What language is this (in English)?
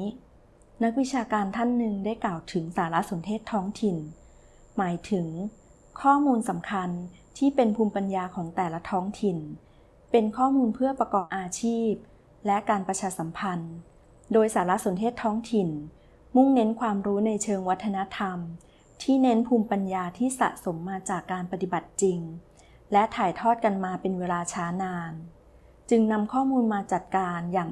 Thai